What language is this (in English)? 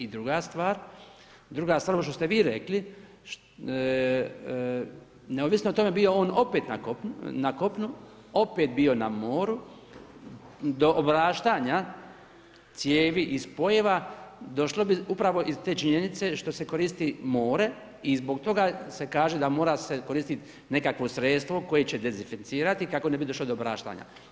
Croatian